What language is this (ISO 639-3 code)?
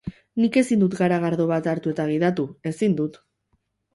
eus